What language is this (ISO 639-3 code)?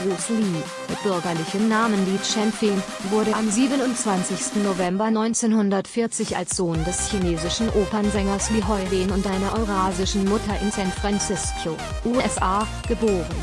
deu